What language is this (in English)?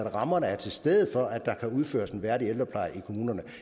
Danish